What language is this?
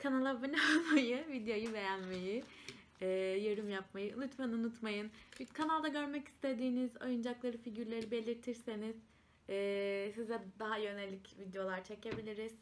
Turkish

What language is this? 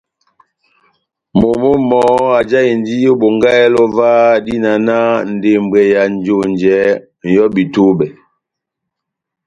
Batanga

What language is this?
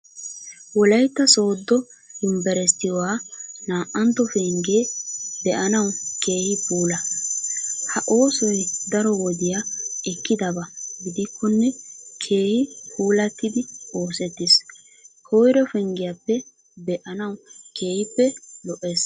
Wolaytta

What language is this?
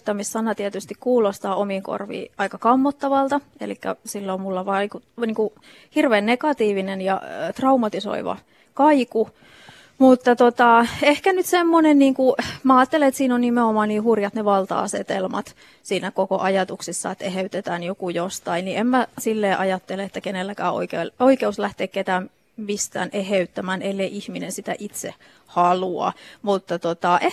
Finnish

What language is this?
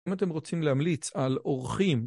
Hebrew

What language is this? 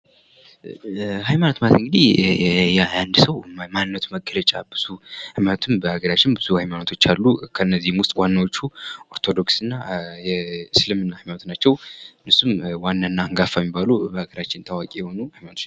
Amharic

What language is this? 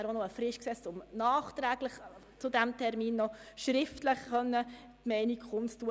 Swiss German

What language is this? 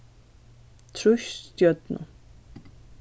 Faroese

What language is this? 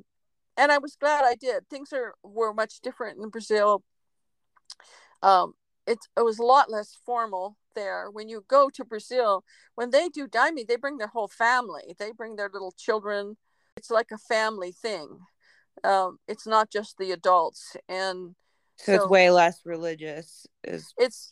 English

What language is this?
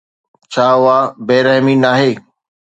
Sindhi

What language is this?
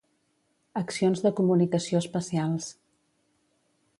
Catalan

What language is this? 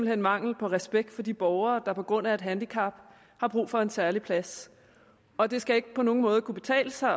Danish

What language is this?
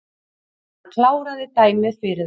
Icelandic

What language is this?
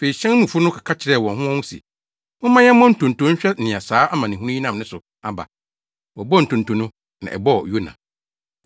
Akan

